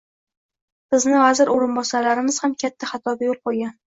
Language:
Uzbek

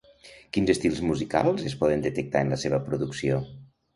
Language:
Catalan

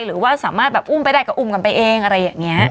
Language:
Thai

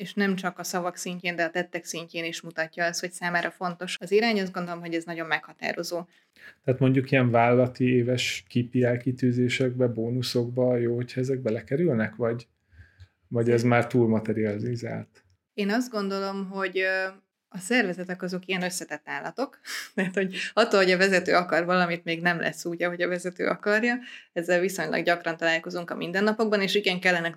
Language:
Hungarian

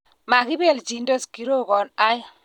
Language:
Kalenjin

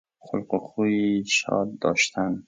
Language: Persian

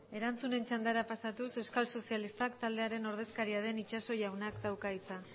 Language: Basque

